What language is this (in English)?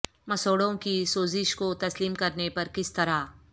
Urdu